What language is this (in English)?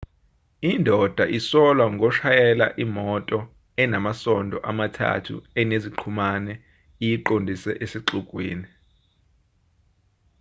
Zulu